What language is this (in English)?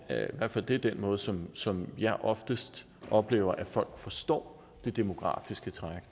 Danish